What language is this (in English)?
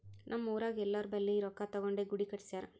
Kannada